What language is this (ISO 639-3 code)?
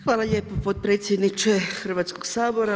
hrv